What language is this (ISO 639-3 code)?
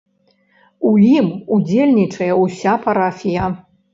bel